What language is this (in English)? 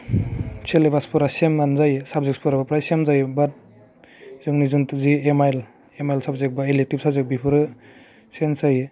Bodo